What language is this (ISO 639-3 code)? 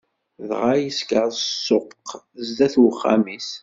kab